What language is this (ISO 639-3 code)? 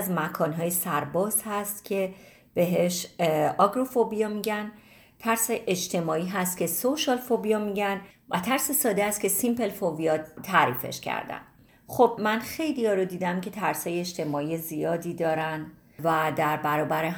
fas